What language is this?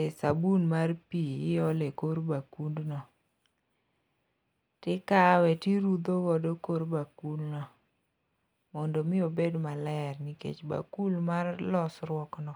Luo (Kenya and Tanzania)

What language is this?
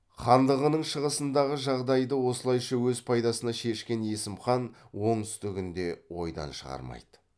Kazakh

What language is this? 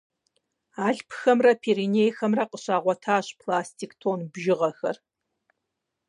Kabardian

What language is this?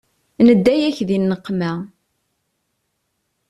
Kabyle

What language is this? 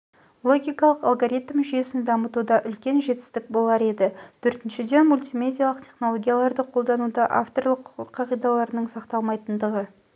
Kazakh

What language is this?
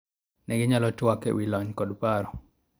Luo (Kenya and Tanzania)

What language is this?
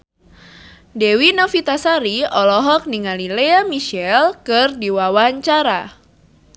Sundanese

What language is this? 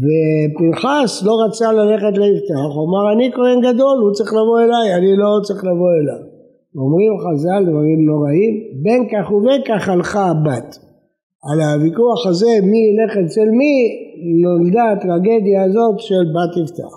Hebrew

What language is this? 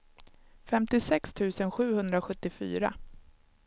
Swedish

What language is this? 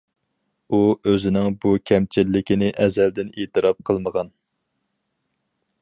Uyghur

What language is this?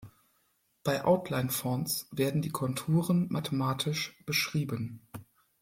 German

